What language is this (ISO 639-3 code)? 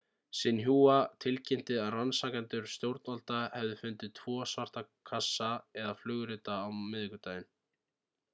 isl